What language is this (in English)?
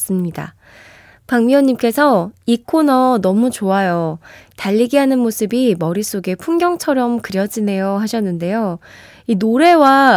Korean